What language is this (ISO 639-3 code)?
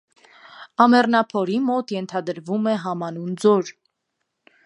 hye